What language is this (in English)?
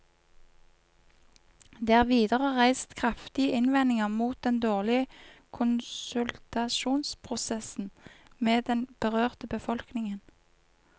Norwegian